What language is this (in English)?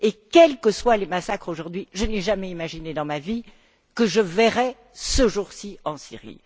French